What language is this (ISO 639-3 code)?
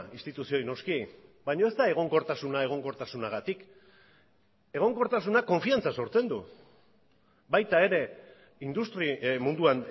eus